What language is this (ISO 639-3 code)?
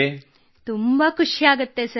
kan